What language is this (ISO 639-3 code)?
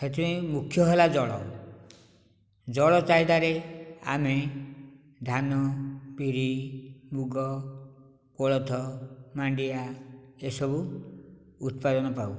ori